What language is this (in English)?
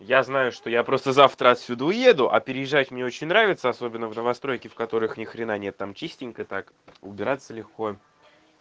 Russian